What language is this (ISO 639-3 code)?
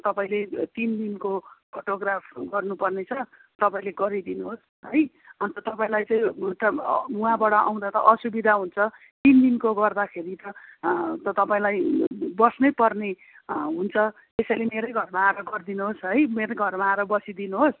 nep